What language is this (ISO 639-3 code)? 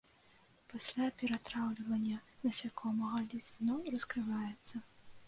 bel